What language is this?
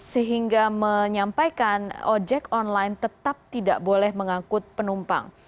Indonesian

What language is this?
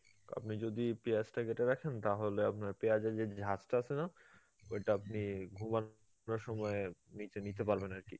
Bangla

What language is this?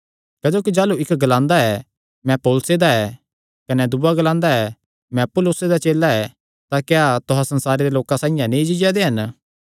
Kangri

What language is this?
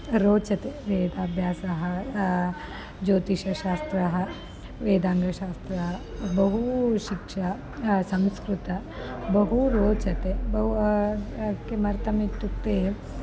Sanskrit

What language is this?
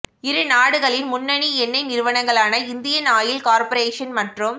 Tamil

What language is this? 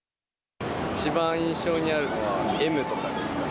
Japanese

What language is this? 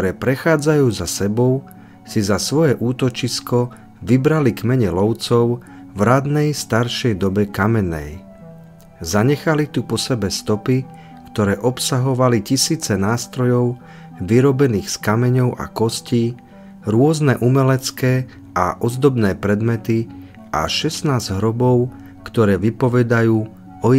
Slovak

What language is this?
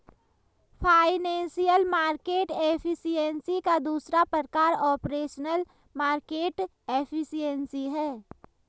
Hindi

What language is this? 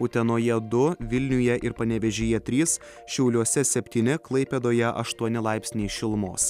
Lithuanian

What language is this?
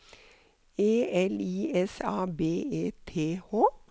Norwegian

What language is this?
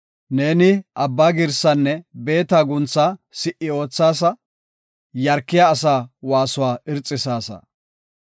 Gofa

